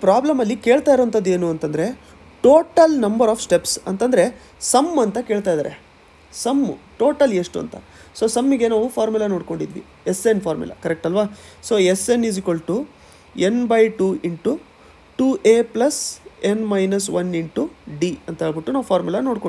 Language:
Hindi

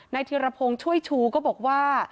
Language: Thai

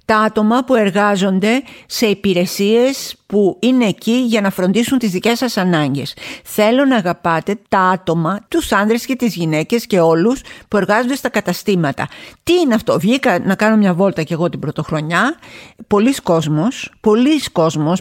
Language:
Greek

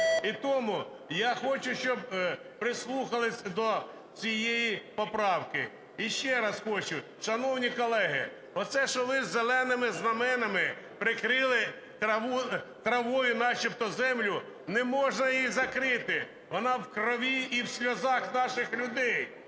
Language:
Ukrainian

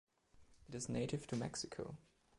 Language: English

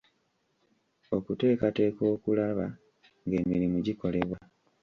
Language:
Ganda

